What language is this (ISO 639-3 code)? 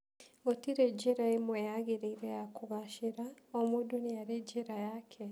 kik